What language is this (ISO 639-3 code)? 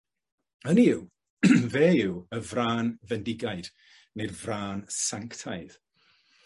cym